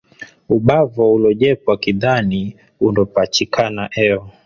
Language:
Swahili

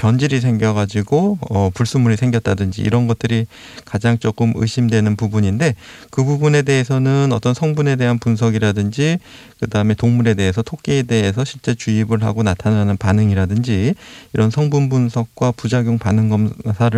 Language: Korean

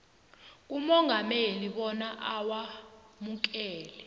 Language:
South Ndebele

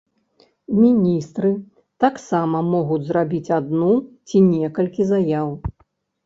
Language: Belarusian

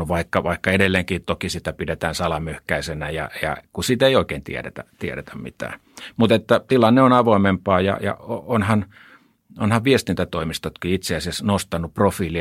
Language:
Finnish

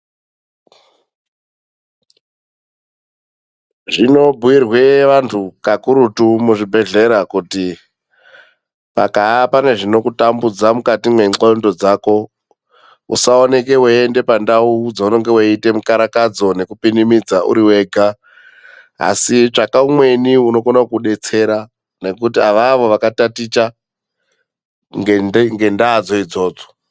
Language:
Ndau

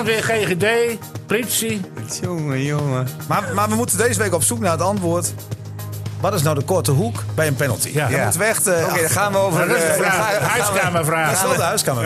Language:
Dutch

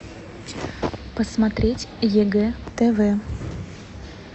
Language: Russian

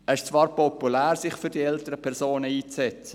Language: Swiss German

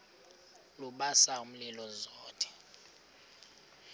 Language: Xhosa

